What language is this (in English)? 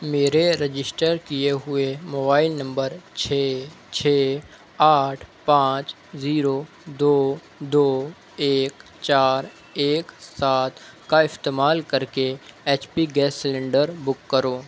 Urdu